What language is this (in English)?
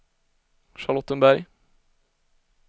Swedish